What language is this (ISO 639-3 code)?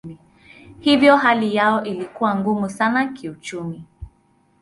swa